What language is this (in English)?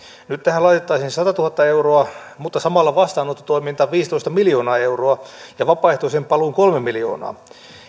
Finnish